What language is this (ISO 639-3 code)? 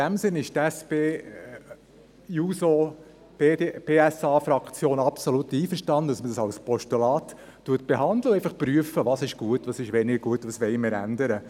gsw